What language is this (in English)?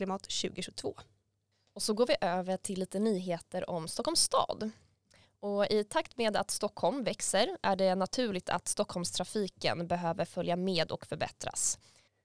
Swedish